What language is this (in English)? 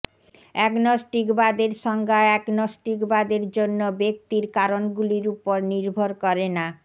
Bangla